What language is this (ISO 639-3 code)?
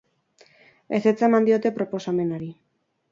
eus